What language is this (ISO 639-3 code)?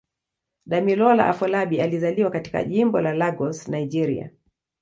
swa